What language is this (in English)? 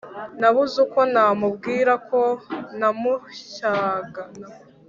Kinyarwanda